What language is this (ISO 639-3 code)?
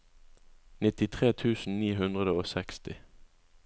nor